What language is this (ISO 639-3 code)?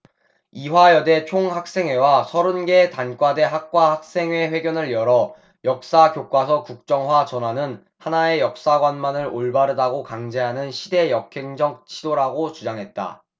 kor